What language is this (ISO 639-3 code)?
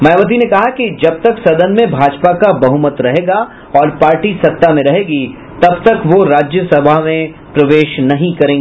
hin